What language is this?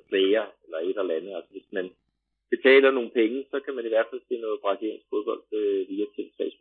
Danish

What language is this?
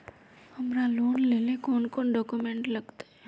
Magahi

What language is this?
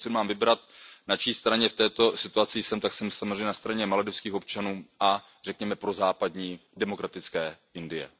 Czech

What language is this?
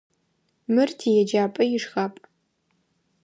Adyghe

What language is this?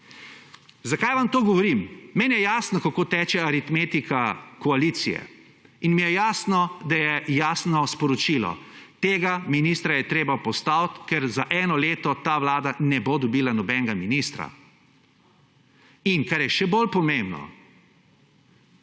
Slovenian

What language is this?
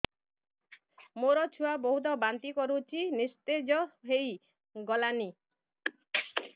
Odia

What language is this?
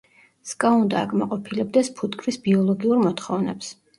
Georgian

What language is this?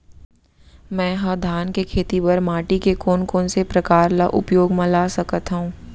Chhattisgarhi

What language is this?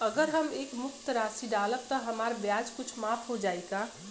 Bhojpuri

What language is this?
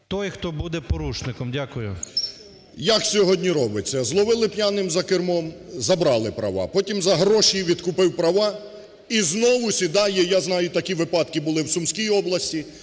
Ukrainian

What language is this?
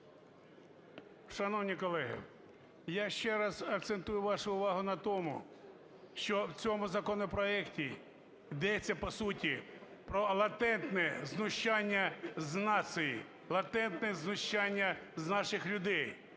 Ukrainian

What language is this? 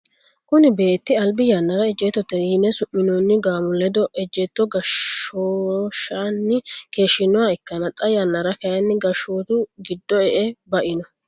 Sidamo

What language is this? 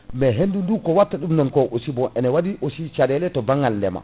Fula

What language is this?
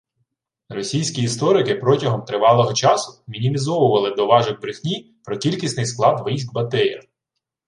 Ukrainian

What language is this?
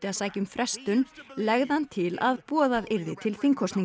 Icelandic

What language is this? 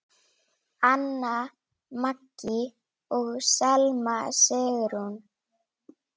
Icelandic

